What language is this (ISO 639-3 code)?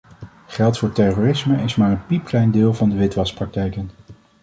nld